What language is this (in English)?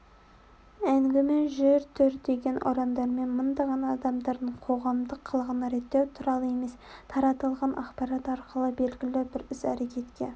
Kazakh